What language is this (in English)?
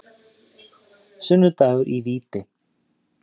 Icelandic